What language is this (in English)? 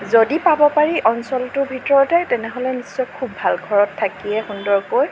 Assamese